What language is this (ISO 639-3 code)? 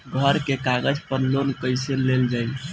bho